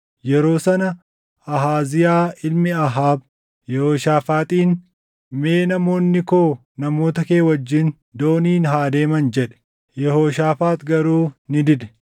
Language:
Oromo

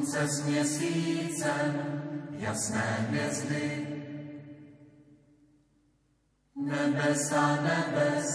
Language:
Slovak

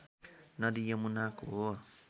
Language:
Nepali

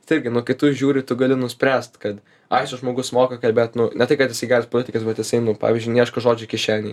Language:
Lithuanian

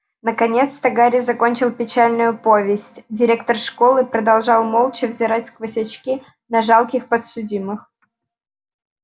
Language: Russian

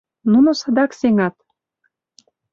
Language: Mari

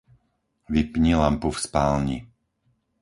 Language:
Slovak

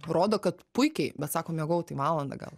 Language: Lithuanian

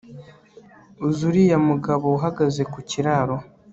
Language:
Kinyarwanda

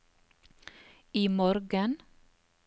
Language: Norwegian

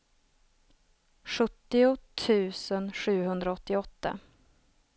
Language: Swedish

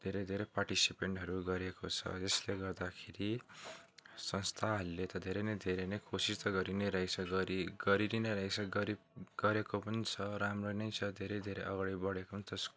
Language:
Nepali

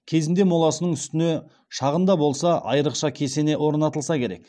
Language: Kazakh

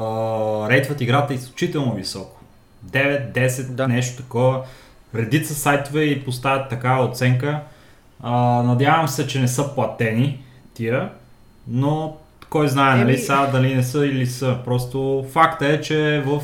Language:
Bulgarian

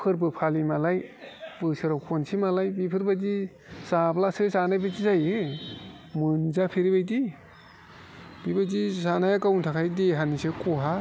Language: Bodo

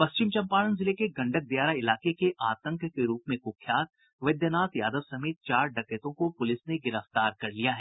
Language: Hindi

